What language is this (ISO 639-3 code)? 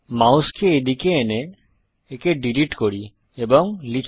ben